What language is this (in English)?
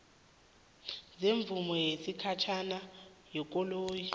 South Ndebele